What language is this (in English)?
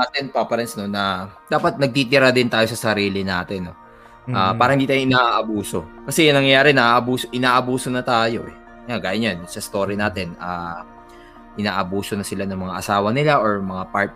Filipino